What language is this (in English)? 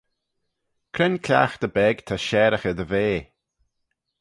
Manx